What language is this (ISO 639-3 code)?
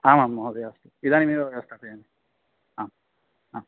san